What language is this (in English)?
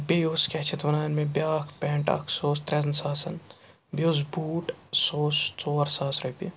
Kashmiri